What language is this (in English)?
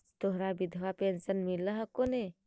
Magahi